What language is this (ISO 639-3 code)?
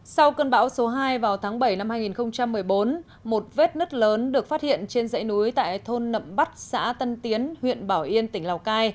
vie